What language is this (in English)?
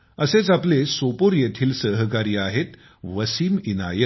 Marathi